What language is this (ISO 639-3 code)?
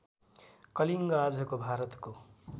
nep